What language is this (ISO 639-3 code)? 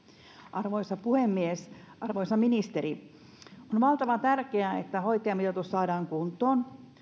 fin